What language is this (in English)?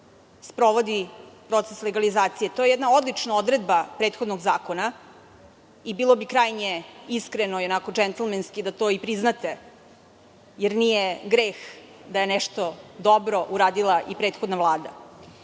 Serbian